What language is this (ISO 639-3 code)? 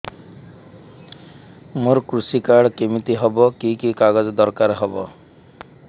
ori